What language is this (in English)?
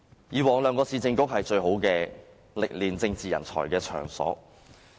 Cantonese